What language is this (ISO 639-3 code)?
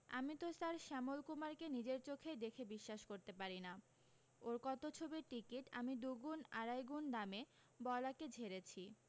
ben